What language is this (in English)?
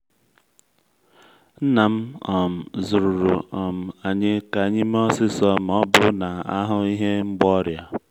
Igbo